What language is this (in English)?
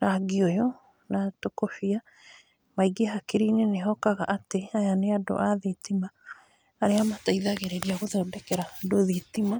Kikuyu